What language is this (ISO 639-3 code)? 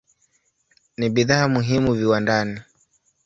swa